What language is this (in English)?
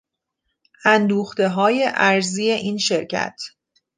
Persian